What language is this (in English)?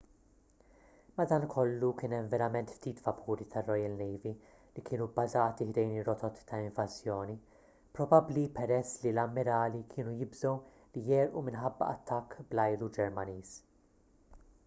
Maltese